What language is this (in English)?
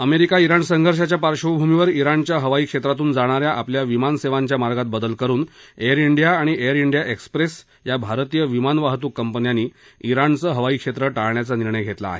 Marathi